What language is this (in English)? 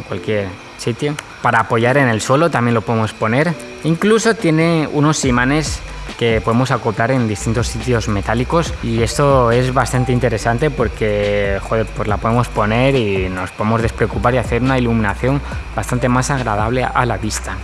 Spanish